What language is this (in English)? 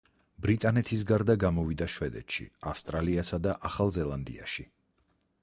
Georgian